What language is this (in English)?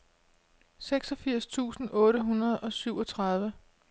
Danish